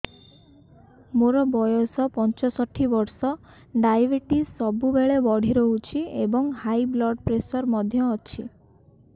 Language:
Odia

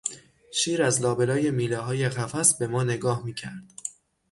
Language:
Persian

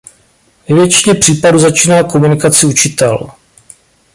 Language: Czech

